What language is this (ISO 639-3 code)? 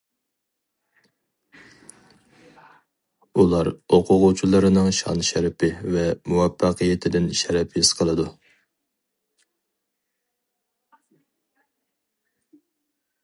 uig